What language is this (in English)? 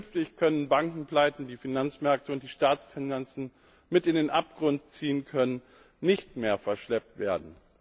German